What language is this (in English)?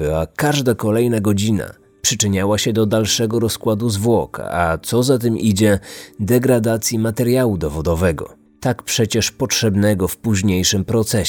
Polish